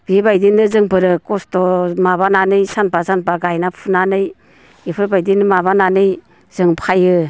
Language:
Bodo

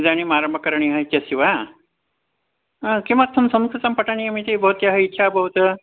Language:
Sanskrit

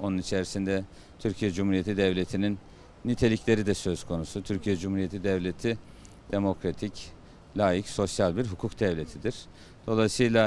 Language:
Turkish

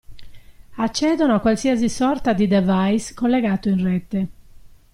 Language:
Italian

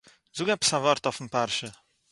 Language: Yiddish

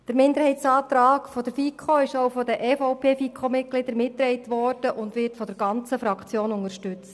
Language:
Swiss German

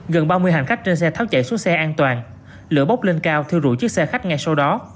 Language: Vietnamese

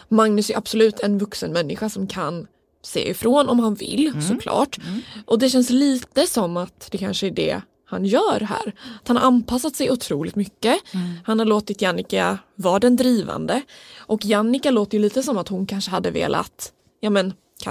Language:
Swedish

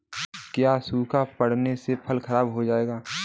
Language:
Hindi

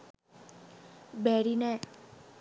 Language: Sinhala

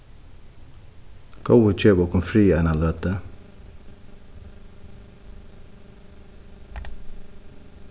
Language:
Faroese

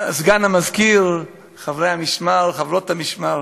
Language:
Hebrew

